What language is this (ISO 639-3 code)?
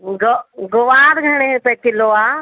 snd